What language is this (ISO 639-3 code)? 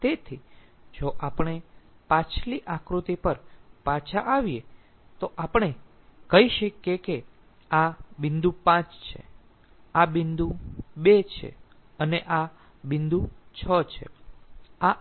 guj